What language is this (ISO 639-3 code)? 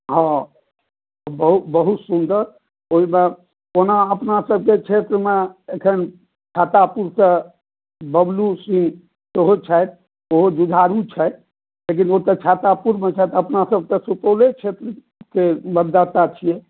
mai